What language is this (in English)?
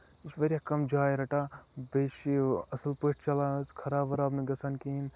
Kashmiri